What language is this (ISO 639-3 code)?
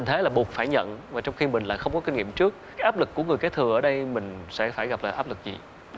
vie